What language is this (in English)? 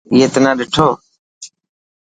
Dhatki